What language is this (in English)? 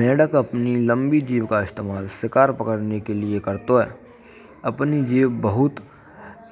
Braj